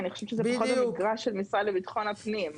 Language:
Hebrew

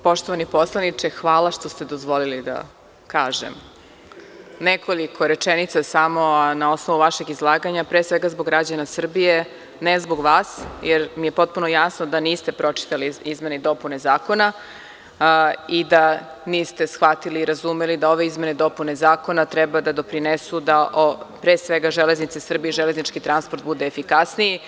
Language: Serbian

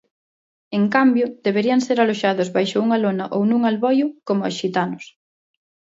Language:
Galician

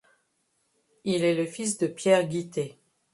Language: French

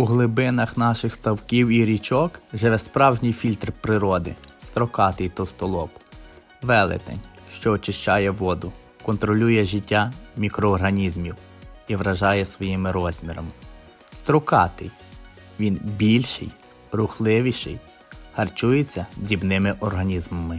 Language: Ukrainian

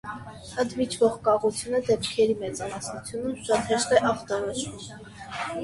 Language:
Armenian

